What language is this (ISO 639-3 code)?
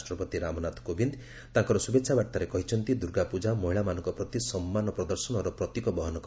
ori